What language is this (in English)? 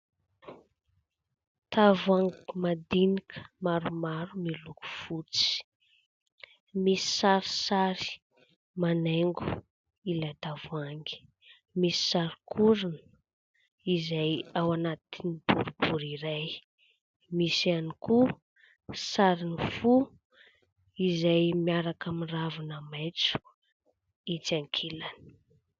Malagasy